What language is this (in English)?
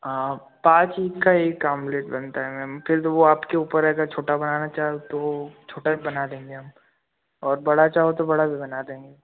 Hindi